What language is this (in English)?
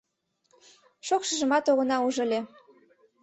Mari